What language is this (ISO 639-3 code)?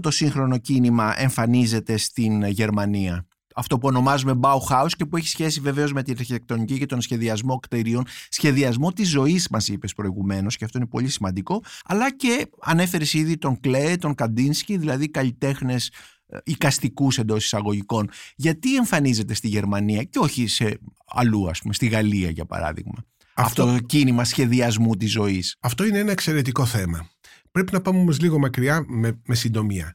ell